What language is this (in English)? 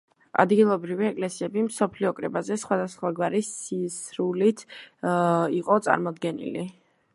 Georgian